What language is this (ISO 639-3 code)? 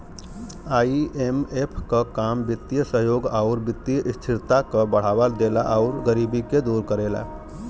bho